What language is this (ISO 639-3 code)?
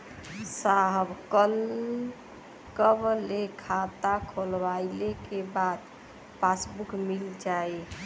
bho